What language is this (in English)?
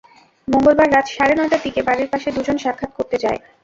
Bangla